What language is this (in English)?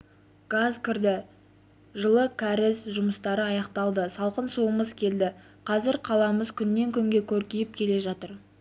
Kazakh